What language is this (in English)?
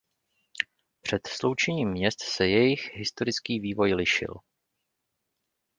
Czech